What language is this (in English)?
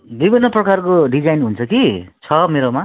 Nepali